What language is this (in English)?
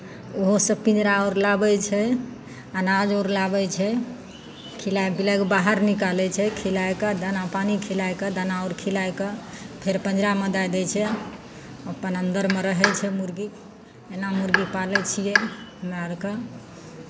Maithili